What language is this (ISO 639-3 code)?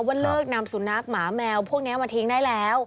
tha